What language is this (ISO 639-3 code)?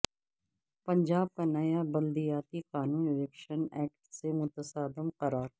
urd